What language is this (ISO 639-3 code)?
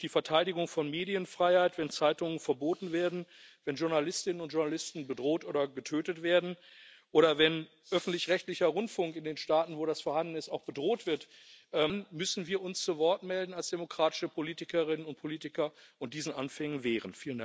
deu